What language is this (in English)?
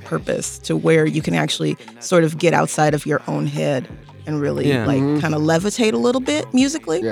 English